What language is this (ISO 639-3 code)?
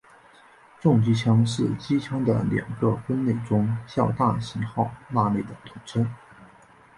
zho